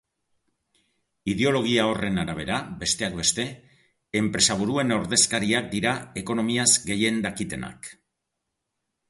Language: Basque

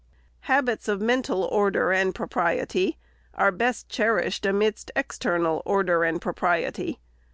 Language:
English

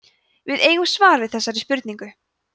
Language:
Icelandic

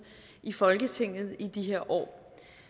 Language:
Danish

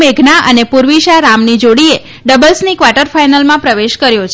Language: Gujarati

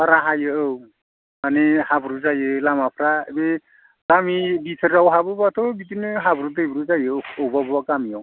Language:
Bodo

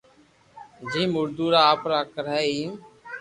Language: Loarki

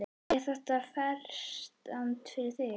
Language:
Icelandic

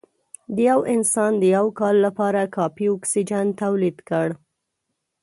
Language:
Pashto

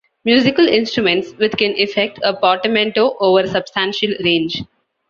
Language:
English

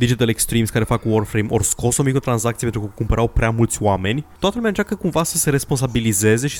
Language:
Romanian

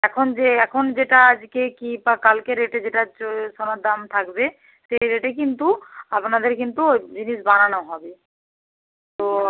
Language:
Bangla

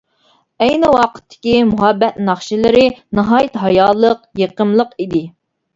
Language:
Uyghur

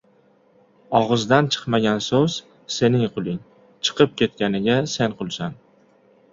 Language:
Uzbek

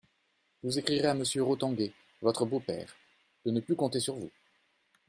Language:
French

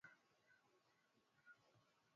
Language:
Swahili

